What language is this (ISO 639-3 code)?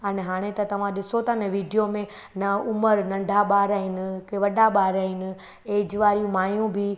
snd